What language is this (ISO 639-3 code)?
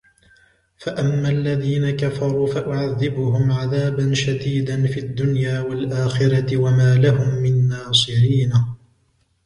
ara